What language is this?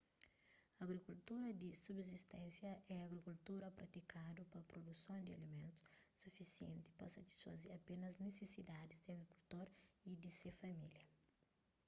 Kabuverdianu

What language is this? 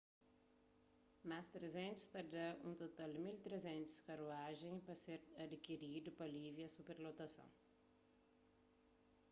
Kabuverdianu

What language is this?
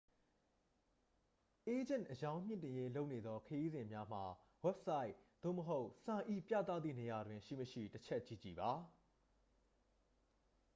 Burmese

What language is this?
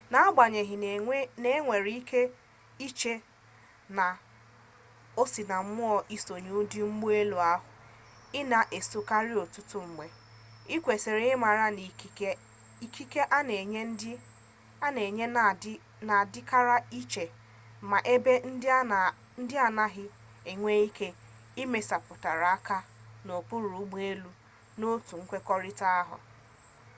Igbo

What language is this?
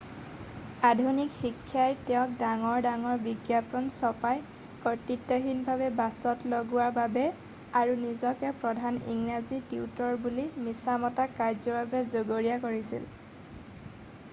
Assamese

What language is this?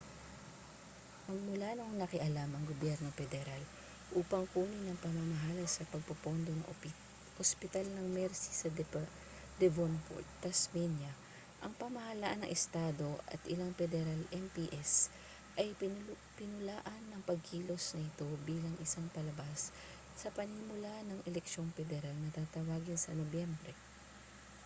Filipino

